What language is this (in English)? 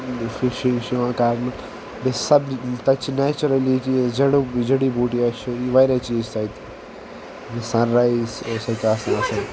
Kashmiri